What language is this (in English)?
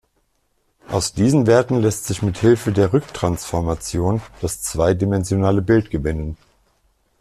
German